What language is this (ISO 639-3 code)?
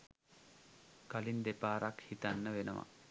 sin